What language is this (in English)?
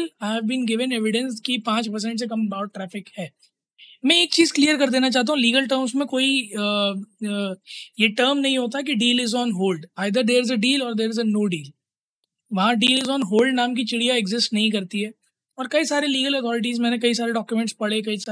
Hindi